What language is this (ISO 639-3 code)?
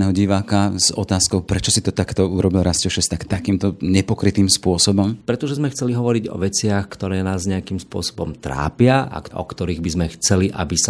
slk